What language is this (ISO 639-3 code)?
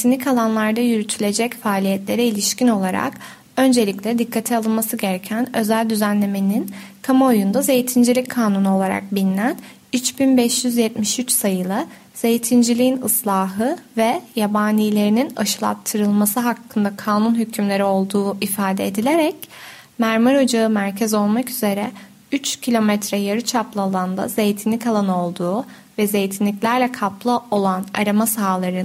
tur